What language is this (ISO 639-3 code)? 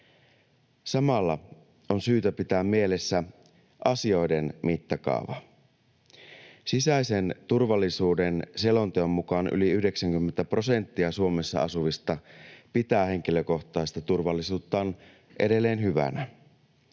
fin